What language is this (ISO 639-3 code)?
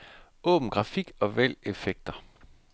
dan